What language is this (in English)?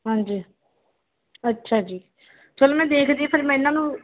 Punjabi